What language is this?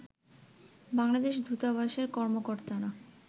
Bangla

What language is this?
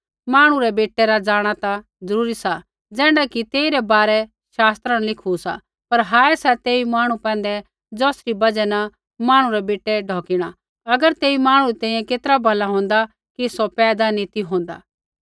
Kullu Pahari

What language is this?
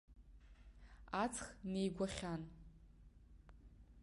Abkhazian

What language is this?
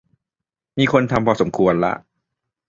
Thai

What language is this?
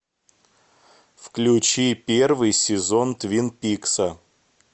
Russian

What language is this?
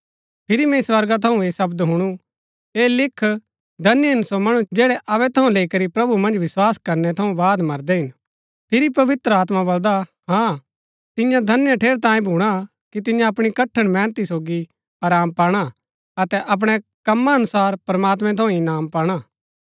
Gaddi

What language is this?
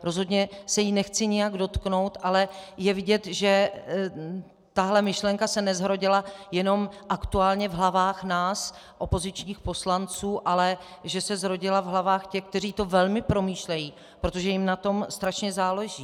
Czech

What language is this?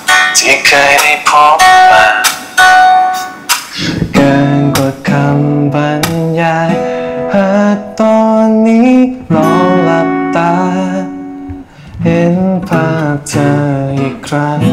Thai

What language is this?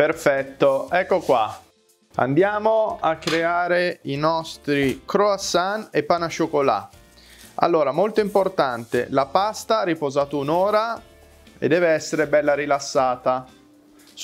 Italian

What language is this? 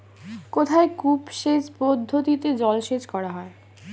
Bangla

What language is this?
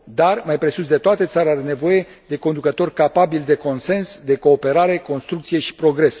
Romanian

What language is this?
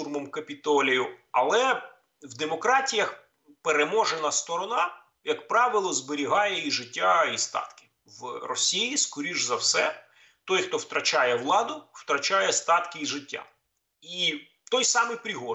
Ukrainian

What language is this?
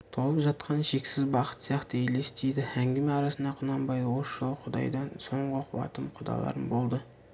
Kazakh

